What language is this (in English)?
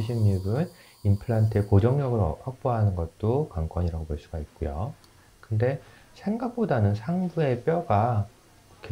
Korean